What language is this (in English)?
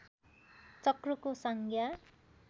Nepali